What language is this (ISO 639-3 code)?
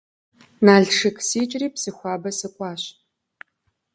kbd